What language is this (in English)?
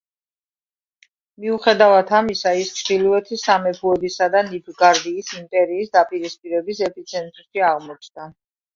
Georgian